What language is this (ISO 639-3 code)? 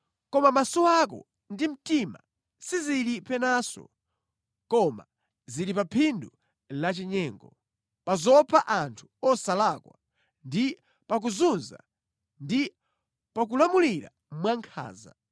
nya